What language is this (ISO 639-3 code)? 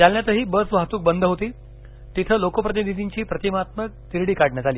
mar